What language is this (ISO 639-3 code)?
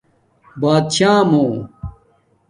dmk